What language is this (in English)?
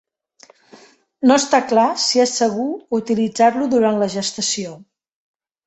Catalan